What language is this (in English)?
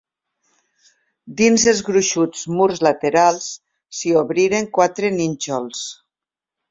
Catalan